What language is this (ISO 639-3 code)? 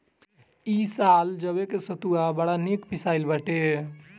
bho